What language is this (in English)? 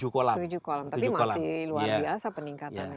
Indonesian